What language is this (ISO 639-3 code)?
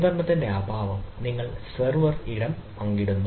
mal